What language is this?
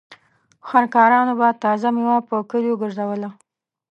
Pashto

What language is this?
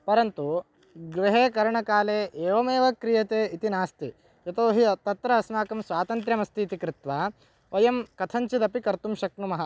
Sanskrit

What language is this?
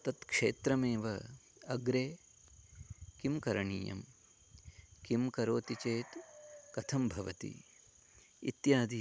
Sanskrit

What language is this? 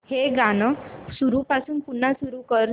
Marathi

